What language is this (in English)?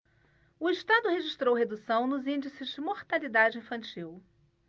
Portuguese